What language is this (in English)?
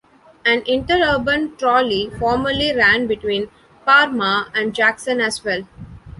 English